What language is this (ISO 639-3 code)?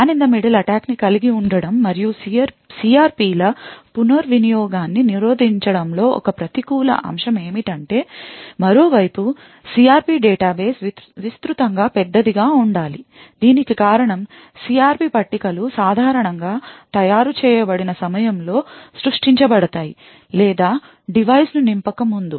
tel